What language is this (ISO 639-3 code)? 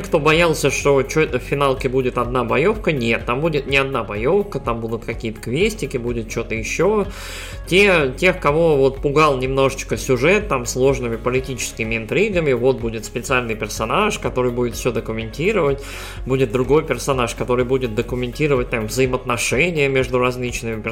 rus